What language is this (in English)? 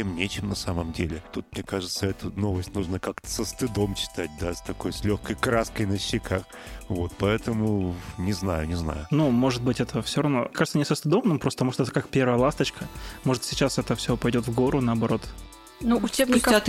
Russian